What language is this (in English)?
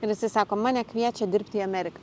Lithuanian